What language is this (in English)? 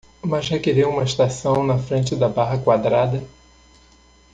Portuguese